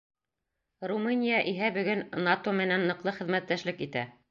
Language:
Bashkir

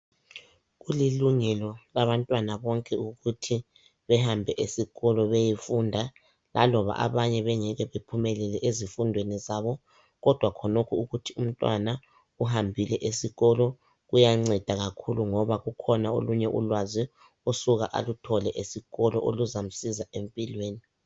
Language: North Ndebele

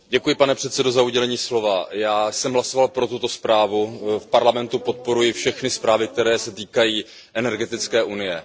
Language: Czech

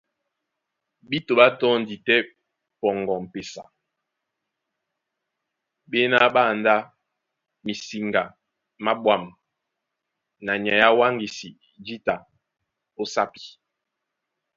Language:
Duala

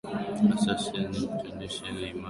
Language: Swahili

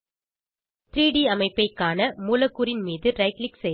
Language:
Tamil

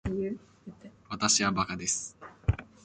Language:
Japanese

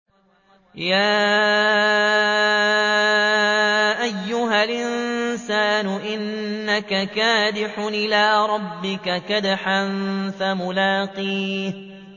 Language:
Arabic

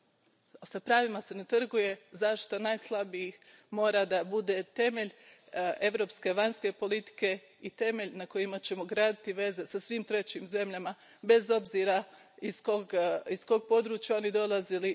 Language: Croatian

